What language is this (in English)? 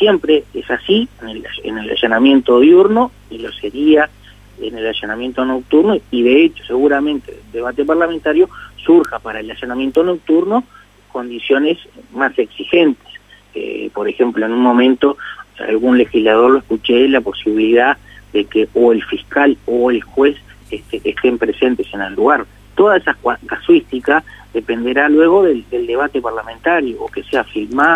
Spanish